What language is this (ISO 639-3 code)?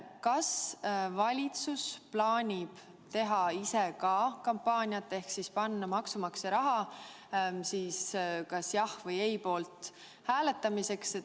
est